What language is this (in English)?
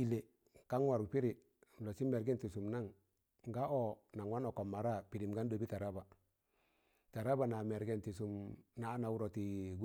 Tangale